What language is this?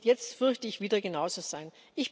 German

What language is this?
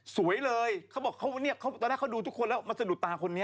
Thai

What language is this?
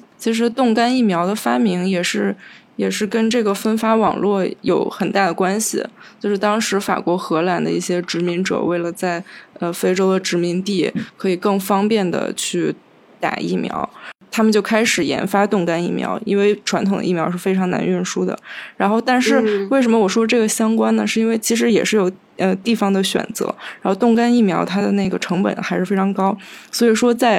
Chinese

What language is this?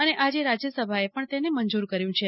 Gujarati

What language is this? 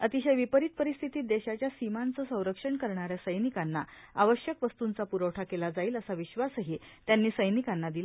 Marathi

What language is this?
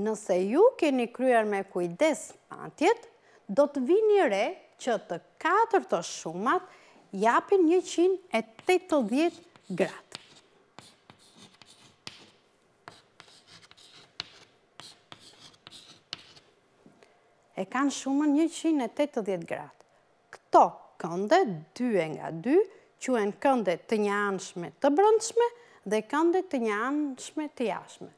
Dutch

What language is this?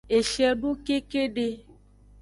Aja (Benin)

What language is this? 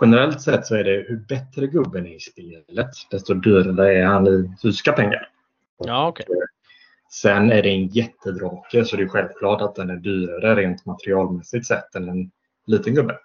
Swedish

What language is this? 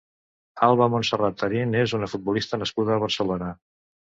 Catalan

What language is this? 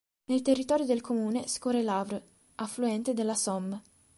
Italian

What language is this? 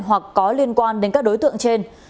Vietnamese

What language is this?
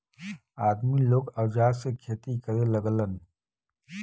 Bhojpuri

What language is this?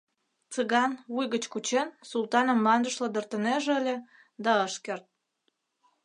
Mari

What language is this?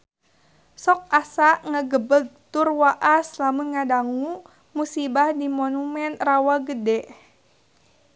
Sundanese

